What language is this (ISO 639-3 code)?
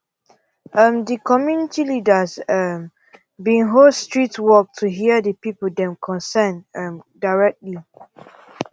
pcm